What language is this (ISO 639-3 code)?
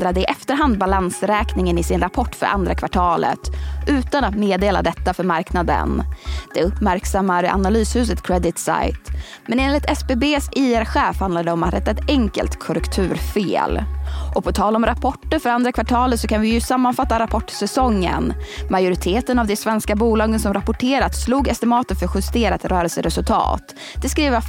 swe